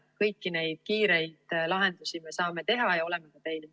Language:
Estonian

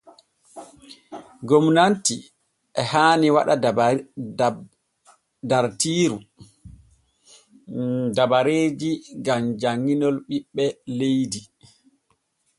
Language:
Borgu Fulfulde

